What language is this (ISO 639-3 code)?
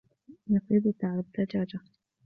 ara